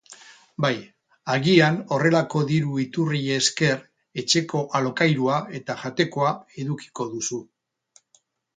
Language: Basque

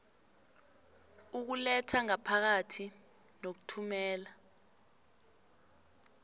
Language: South Ndebele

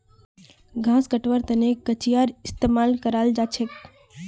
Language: Magahi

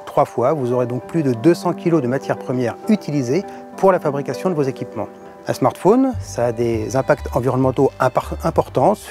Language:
French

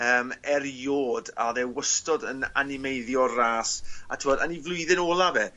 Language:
Welsh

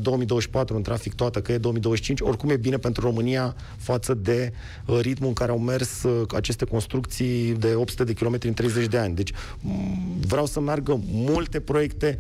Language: Romanian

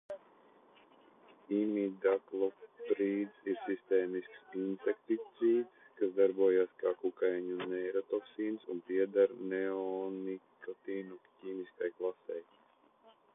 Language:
Latvian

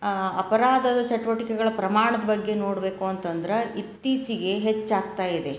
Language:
Kannada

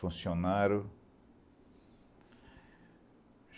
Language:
Portuguese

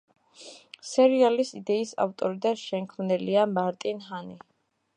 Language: Georgian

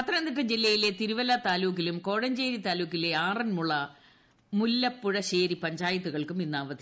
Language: Malayalam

